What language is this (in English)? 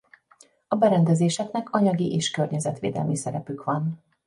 Hungarian